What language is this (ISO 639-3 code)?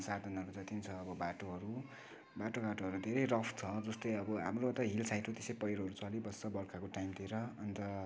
nep